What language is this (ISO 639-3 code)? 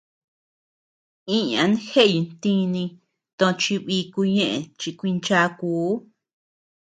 cux